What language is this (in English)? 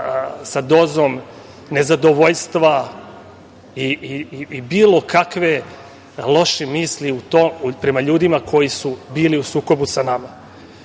Serbian